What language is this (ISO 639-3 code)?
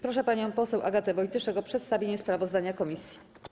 pol